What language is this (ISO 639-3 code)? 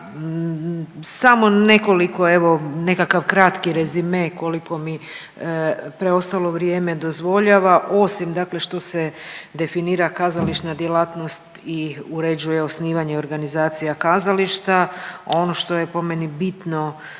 hrv